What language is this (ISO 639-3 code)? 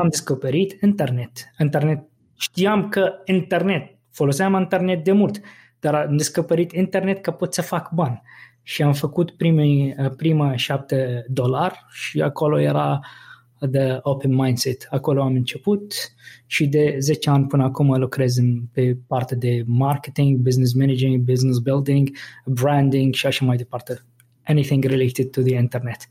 ron